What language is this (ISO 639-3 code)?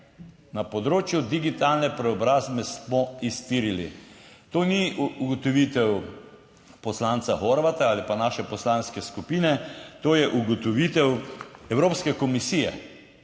slv